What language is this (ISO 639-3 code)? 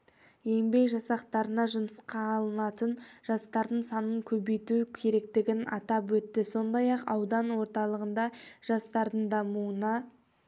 kaz